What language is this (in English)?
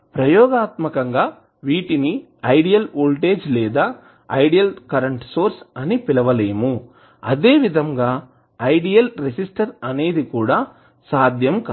Telugu